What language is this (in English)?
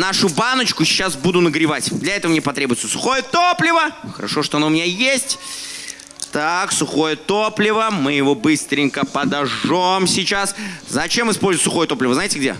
Russian